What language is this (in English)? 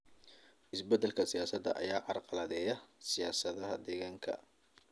Somali